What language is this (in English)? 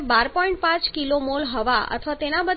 Gujarati